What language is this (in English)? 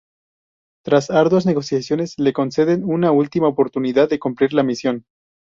Spanish